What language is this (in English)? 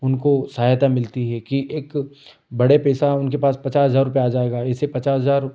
Hindi